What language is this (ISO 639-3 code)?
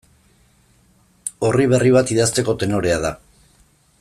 eus